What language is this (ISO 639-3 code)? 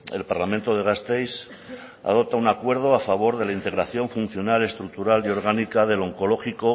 spa